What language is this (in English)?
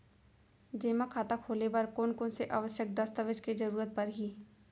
Chhattisgarhi